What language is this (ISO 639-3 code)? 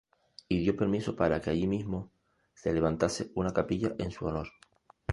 spa